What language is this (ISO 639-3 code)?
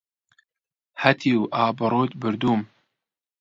ckb